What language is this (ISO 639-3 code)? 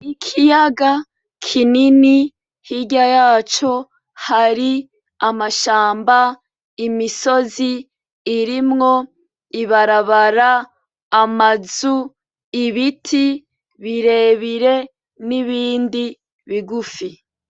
run